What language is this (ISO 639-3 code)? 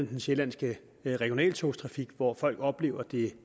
dan